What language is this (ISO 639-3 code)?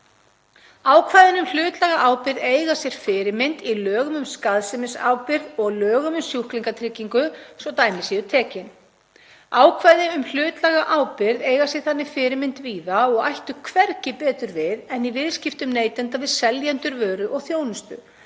isl